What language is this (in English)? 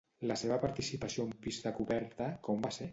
Catalan